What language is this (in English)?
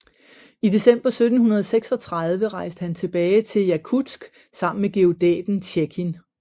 Danish